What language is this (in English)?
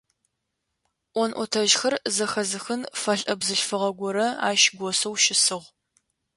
Adyghe